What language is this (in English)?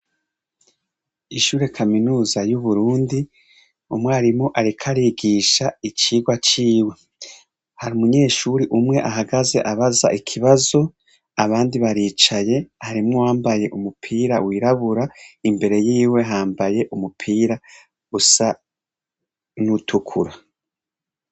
Rundi